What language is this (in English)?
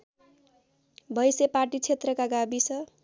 Nepali